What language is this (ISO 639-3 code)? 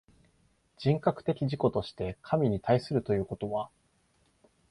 jpn